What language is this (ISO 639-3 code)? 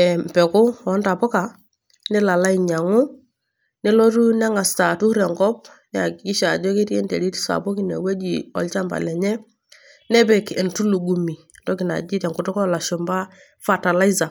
mas